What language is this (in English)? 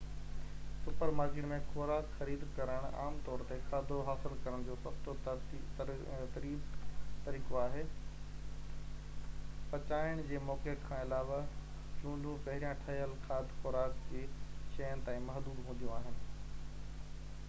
Sindhi